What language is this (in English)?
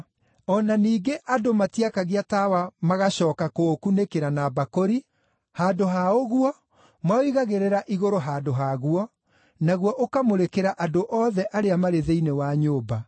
Kikuyu